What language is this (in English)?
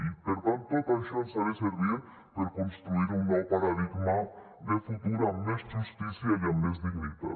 Catalan